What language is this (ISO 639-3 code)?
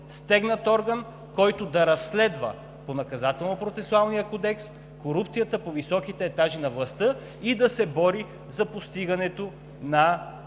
bul